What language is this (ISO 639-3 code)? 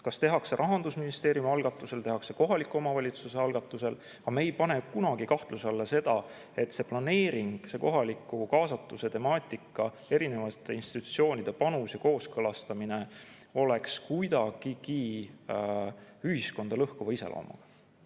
est